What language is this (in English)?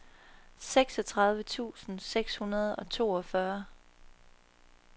Danish